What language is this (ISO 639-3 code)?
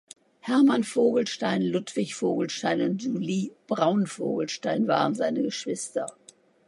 deu